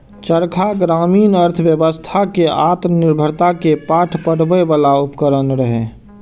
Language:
Maithili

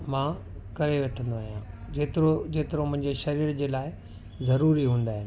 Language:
Sindhi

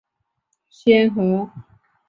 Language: Chinese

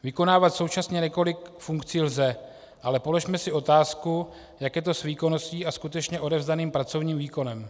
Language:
Czech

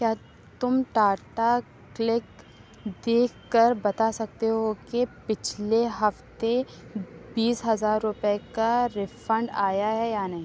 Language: Urdu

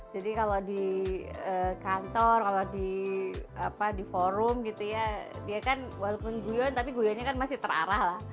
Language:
Indonesian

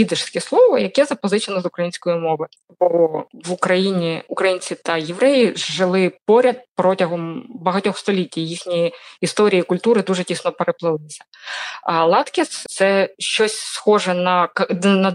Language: Ukrainian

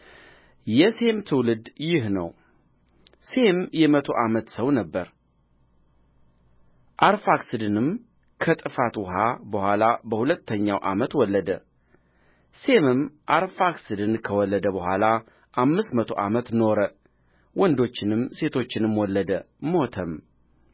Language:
Amharic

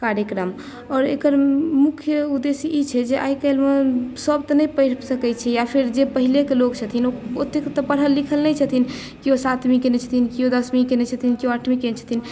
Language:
Maithili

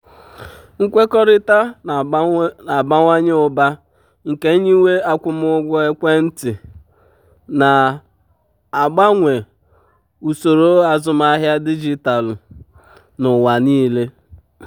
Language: Igbo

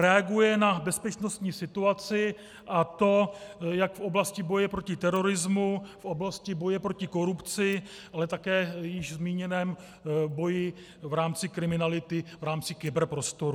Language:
Czech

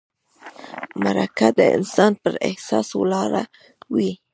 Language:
Pashto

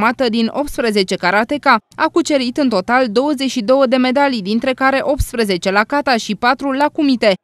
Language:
Romanian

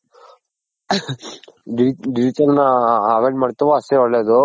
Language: Kannada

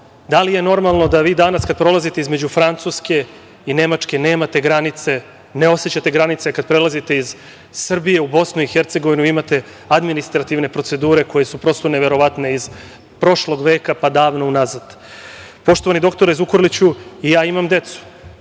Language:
Serbian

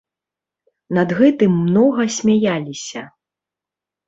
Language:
Belarusian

